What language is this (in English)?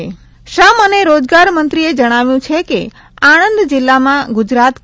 Gujarati